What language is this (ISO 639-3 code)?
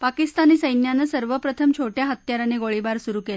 mar